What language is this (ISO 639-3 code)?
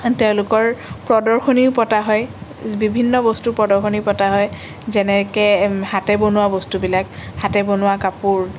asm